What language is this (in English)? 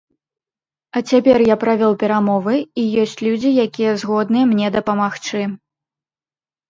Belarusian